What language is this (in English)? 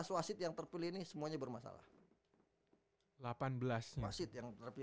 Indonesian